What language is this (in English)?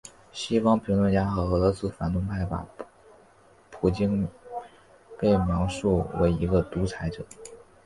Chinese